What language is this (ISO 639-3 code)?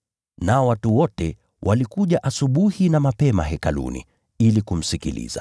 swa